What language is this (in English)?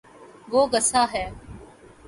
Urdu